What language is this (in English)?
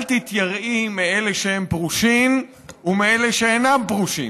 Hebrew